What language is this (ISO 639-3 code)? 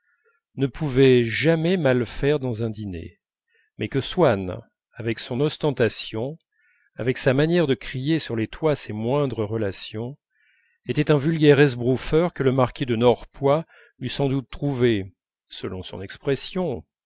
fra